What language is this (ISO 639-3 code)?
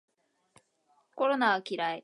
jpn